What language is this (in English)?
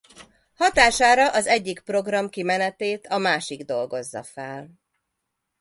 Hungarian